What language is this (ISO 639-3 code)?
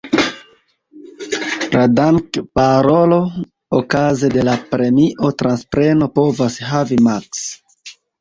epo